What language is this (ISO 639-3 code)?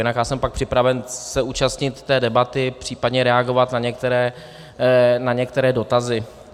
ces